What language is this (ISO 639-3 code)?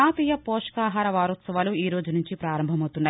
tel